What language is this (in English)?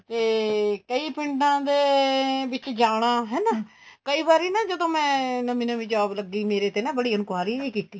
Punjabi